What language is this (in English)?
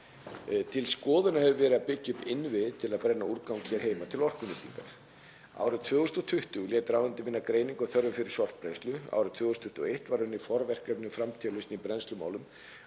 Icelandic